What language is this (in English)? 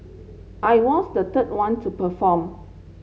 English